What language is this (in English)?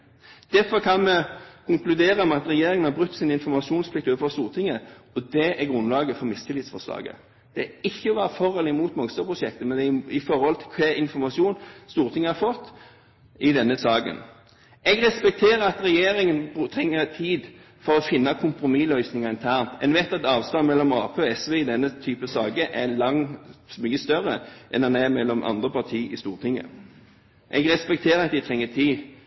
Norwegian Bokmål